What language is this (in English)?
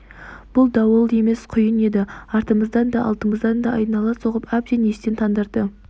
Kazakh